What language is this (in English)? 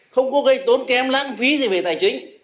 Vietnamese